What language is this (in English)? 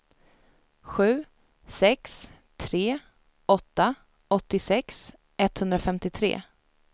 Swedish